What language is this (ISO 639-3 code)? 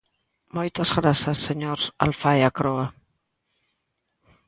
glg